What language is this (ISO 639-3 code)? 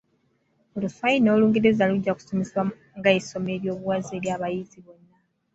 lug